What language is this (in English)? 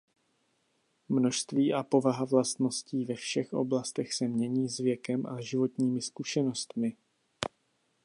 Czech